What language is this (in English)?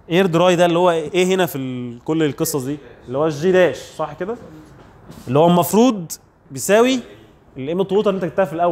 Arabic